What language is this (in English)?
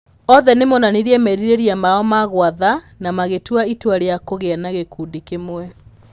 Kikuyu